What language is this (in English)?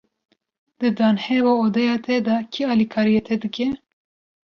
Kurdish